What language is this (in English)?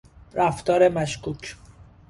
Persian